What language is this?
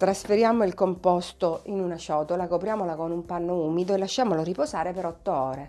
Italian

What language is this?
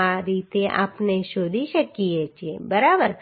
Gujarati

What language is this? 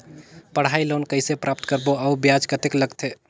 Chhattisgarhi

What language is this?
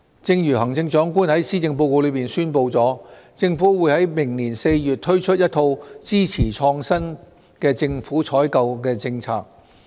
Cantonese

